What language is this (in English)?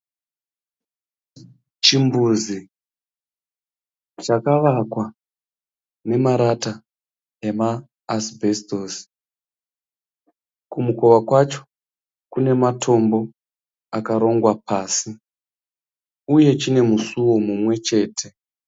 Shona